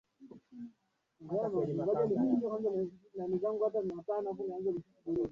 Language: Swahili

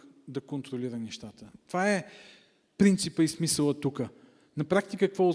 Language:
Bulgarian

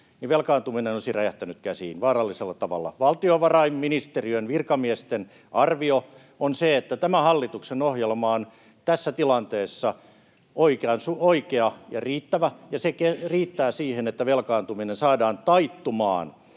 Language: Finnish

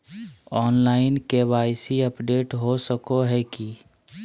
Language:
Magahi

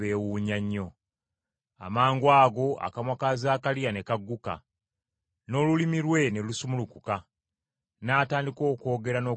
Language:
Ganda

